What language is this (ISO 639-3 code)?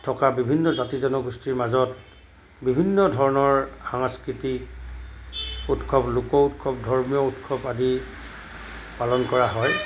asm